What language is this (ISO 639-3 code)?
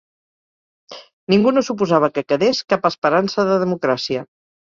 cat